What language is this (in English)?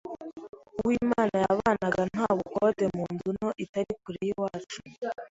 Kinyarwanda